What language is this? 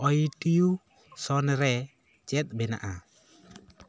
Santali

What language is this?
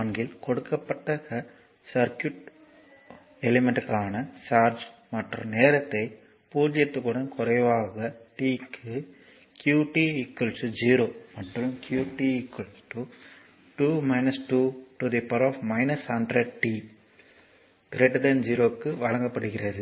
Tamil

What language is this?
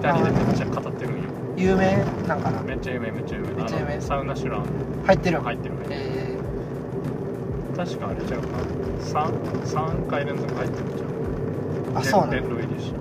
Japanese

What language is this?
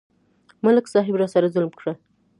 Pashto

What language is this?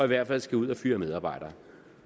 Danish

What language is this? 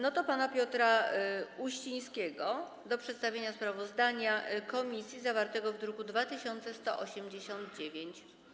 Polish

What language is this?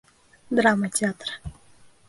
Bashkir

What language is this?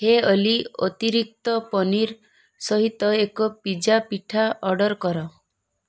Odia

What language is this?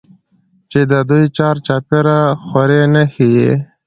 Pashto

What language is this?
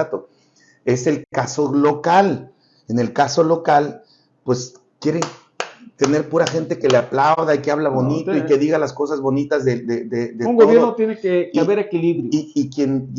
Spanish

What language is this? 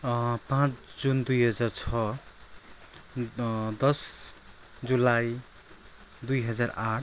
Nepali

